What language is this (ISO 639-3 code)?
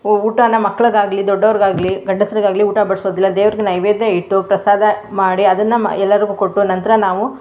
kan